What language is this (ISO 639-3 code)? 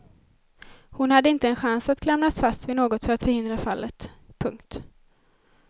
swe